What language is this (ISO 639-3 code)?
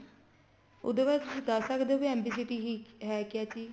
pan